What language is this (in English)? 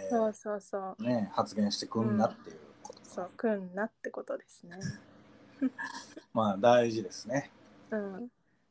Japanese